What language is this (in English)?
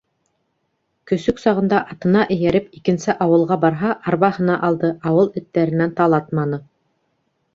Bashkir